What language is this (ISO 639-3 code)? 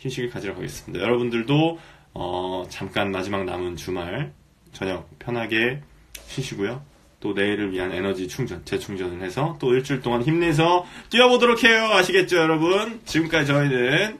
kor